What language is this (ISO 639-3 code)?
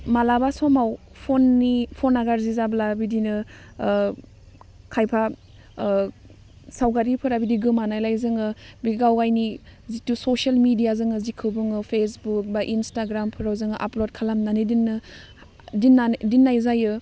brx